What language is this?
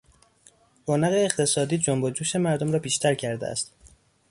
Persian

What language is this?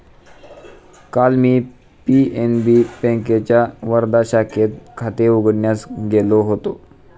Marathi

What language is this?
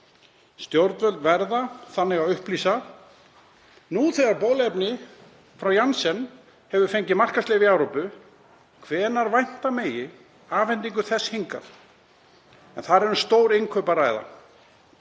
Icelandic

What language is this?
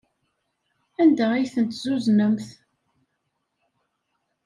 Kabyle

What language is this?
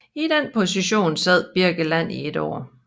Danish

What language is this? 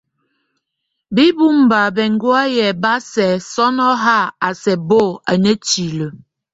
Tunen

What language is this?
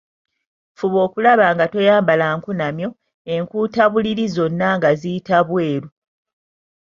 Ganda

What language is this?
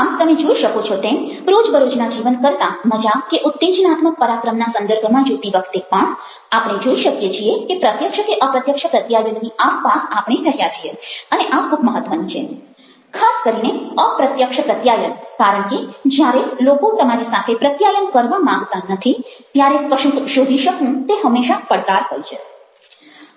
Gujarati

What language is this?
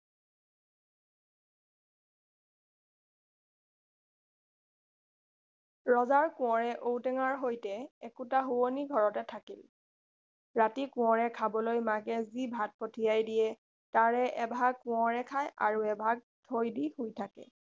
Assamese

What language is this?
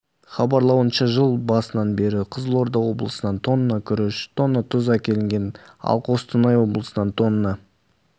Kazakh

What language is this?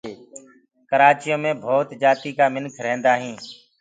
Gurgula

